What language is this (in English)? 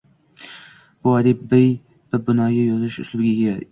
Uzbek